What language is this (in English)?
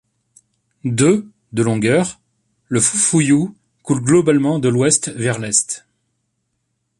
French